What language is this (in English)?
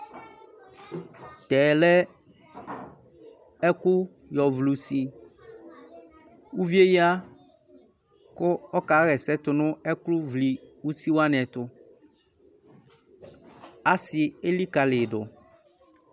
Ikposo